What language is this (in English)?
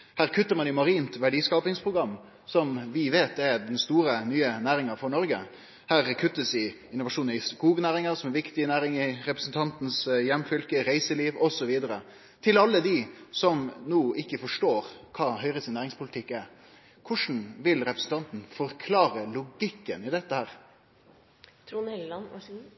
Norwegian Nynorsk